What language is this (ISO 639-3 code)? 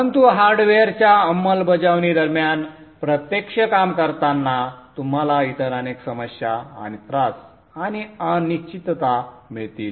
mar